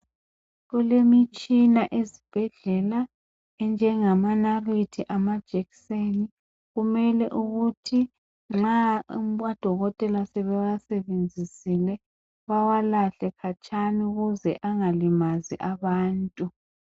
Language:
North Ndebele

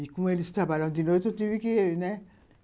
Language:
Portuguese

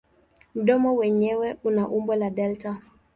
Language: Swahili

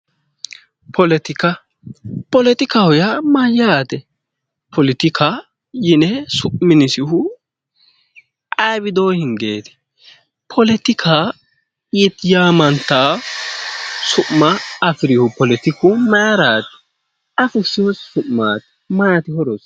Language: Sidamo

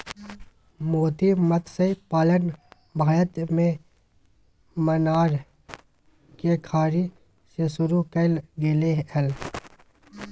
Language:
Magahi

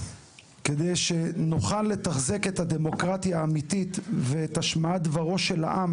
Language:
Hebrew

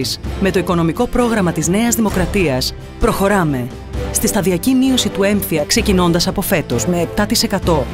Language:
Greek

